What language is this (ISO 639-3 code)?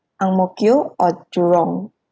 eng